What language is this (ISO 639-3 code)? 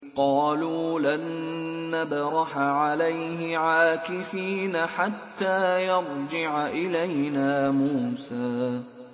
ara